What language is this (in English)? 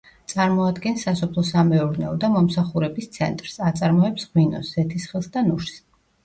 Georgian